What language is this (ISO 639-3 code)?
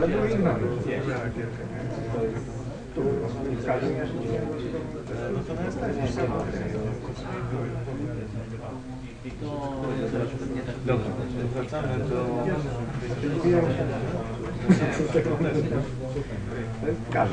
pol